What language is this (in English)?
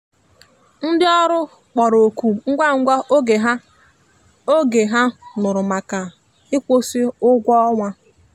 Igbo